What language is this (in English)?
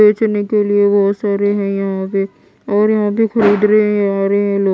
Hindi